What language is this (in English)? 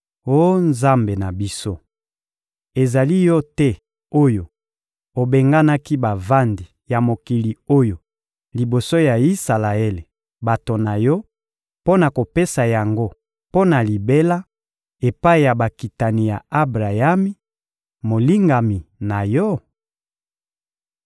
Lingala